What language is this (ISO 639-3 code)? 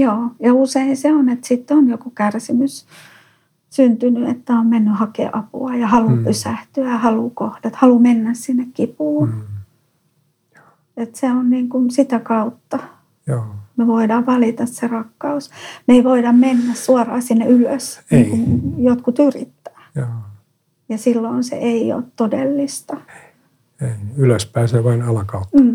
fin